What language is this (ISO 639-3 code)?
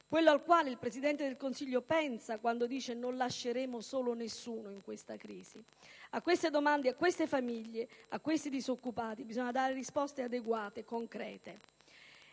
ita